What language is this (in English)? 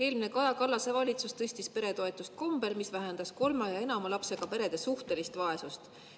Estonian